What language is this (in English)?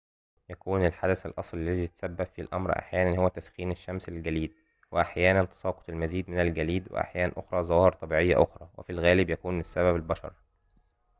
Arabic